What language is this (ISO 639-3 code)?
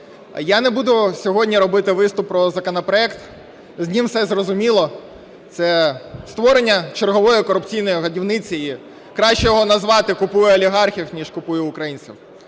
ukr